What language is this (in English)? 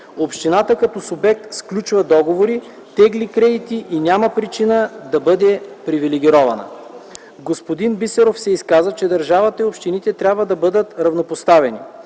Bulgarian